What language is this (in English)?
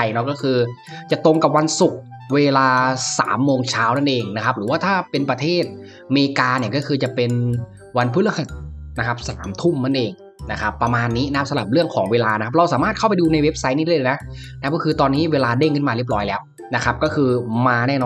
Thai